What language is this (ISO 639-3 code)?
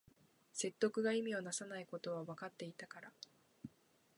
jpn